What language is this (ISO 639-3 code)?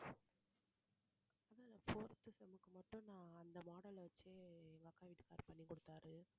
tam